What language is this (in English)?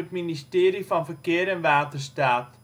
Dutch